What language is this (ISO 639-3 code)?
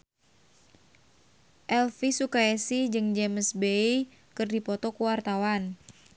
sun